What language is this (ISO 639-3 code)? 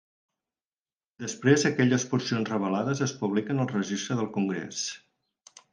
cat